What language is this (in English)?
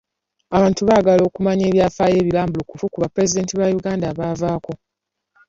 Ganda